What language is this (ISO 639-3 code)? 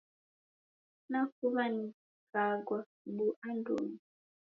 dav